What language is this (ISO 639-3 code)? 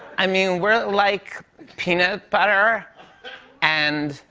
eng